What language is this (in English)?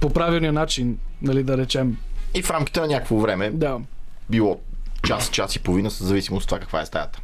Bulgarian